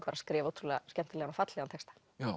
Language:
Icelandic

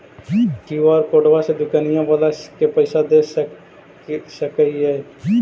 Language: Magahi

